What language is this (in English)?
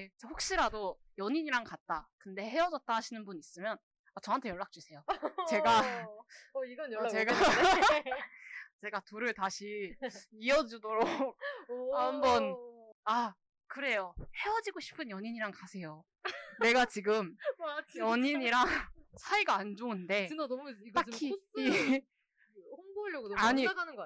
Korean